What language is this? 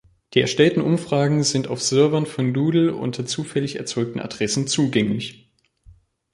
German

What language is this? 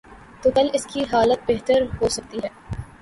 Urdu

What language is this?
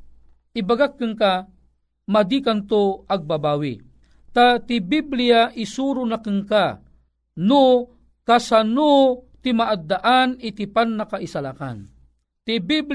Filipino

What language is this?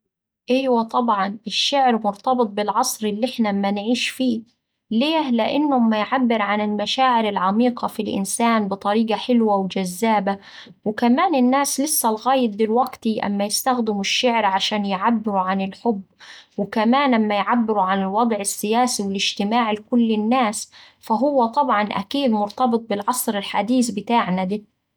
Saidi Arabic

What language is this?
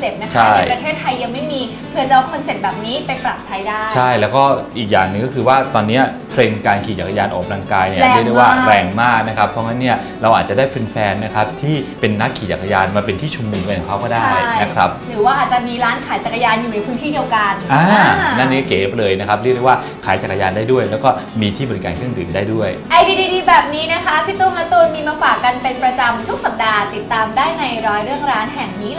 Thai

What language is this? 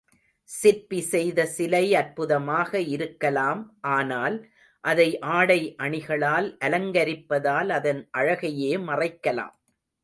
Tamil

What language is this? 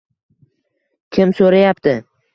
Uzbek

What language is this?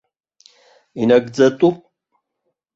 Abkhazian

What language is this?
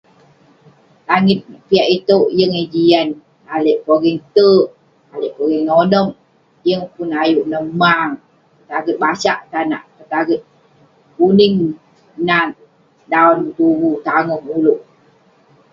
Western Penan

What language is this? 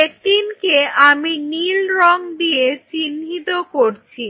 Bangla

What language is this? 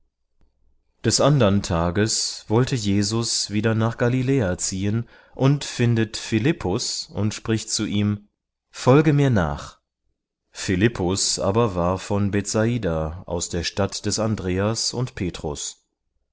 German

